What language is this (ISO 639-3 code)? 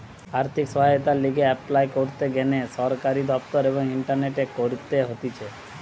ben